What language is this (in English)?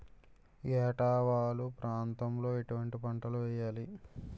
Telugu